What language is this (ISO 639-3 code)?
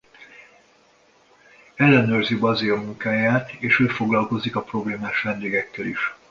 hun